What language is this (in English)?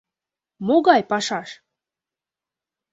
Mari